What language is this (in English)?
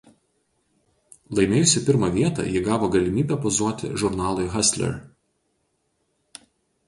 Lithuanian